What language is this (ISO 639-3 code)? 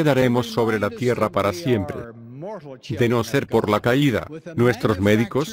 spa